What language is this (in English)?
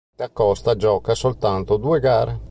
Italian